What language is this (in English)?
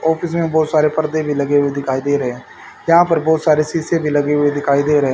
Hindi